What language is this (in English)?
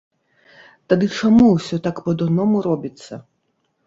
Belarusian